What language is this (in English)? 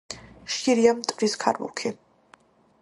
Georgian